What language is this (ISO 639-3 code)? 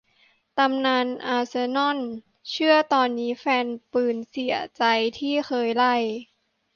tha